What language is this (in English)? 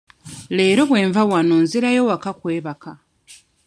Ganda